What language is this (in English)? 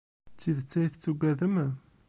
Kabyle